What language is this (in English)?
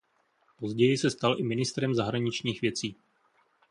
Czech